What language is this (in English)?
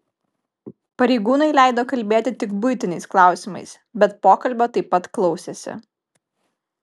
Lithuanian